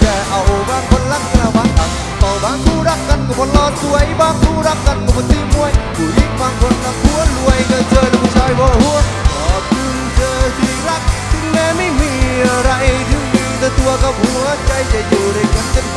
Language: Thai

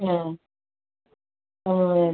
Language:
Tamil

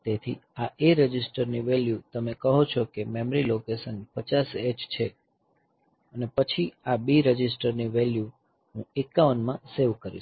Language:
Gujarati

